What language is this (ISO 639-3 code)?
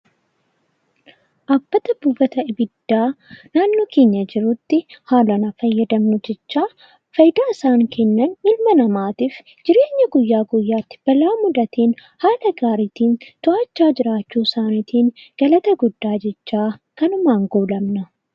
orm